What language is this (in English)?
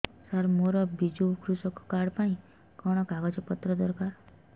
Odia